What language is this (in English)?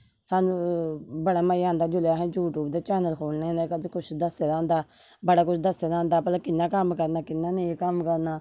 Dogri